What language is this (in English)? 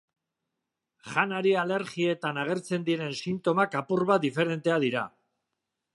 Basque